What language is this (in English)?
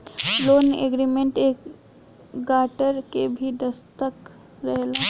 Bhojpuri